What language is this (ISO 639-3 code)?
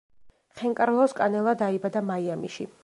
kat